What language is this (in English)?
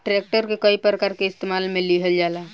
Bhojpuri